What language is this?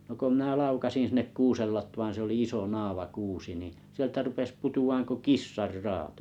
Finnish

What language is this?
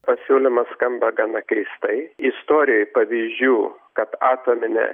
Lithuanian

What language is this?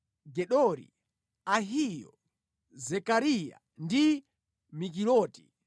Nyanja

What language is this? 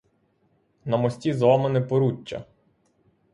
Ukrainian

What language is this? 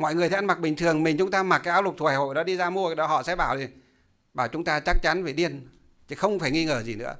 Vietnamese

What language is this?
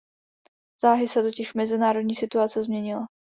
Czech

